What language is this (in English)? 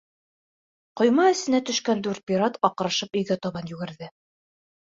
Bashkir